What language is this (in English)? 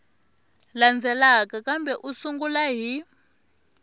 Tsonga